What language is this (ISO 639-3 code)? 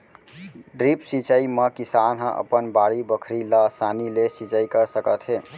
hne